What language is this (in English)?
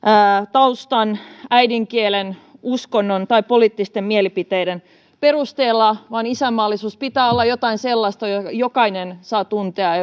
Finnish